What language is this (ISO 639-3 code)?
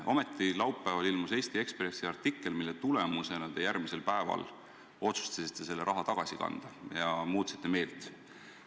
est